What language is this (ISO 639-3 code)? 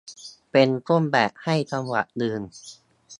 tha